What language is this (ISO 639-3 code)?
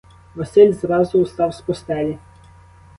ukr